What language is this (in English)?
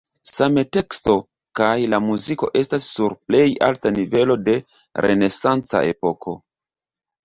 Esperanto